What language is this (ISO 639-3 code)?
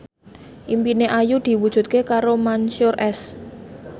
jav